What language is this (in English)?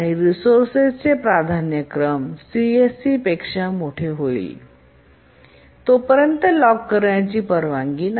Marathi